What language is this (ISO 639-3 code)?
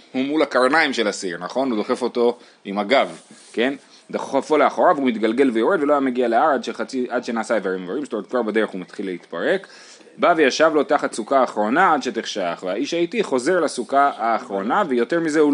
heb